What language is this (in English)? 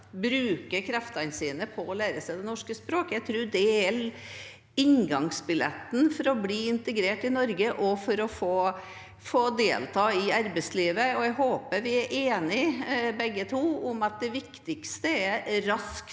Norwegian